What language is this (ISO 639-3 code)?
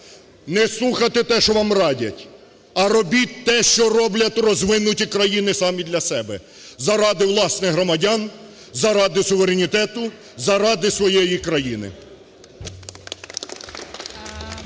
ukr